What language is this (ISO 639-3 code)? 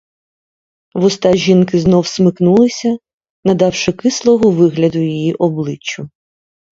ukr